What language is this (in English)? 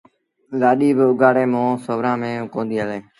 Sindhi Bhil